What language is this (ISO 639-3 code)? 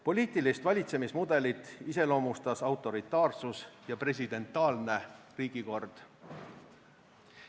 est